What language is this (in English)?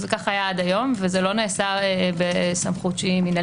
Hebrew